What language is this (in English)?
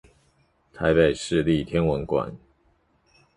Chinese